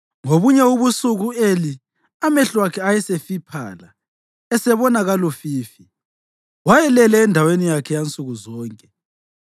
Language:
North Ndebele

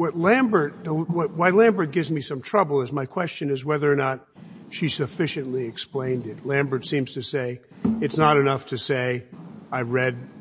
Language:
English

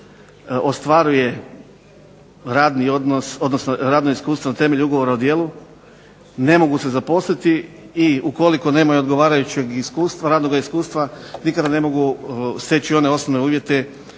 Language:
Croatian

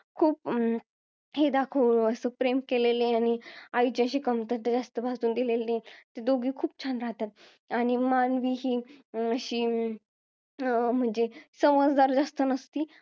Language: Marathi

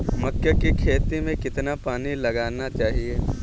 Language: Hindi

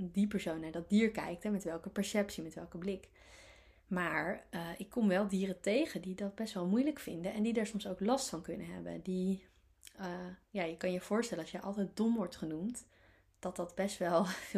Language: Dutch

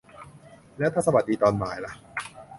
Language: Thai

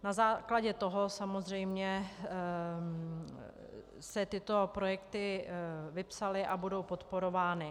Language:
Czech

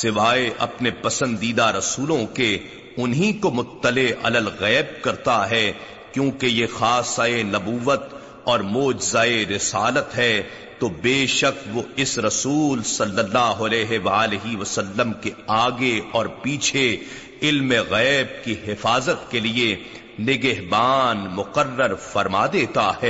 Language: Urdu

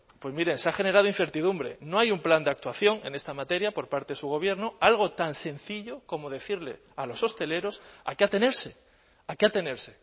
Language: Spanish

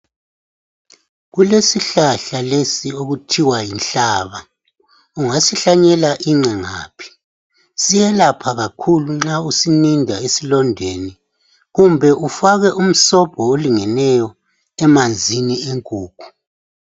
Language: North Ndebele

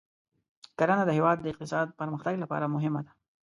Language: Pashto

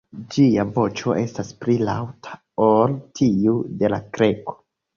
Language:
Esperanto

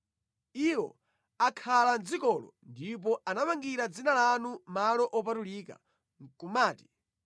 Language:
Nyanja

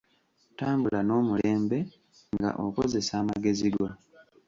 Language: Ganda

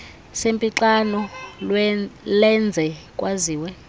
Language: Xhosa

